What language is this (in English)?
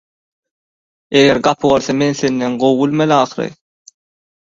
Turkmen